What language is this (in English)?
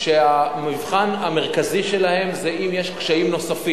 Hebrew